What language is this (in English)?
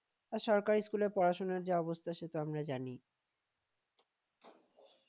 Bangla